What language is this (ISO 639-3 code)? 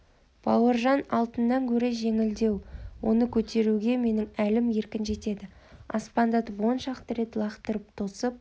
kaz